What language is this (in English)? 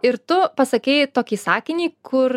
Lithuanian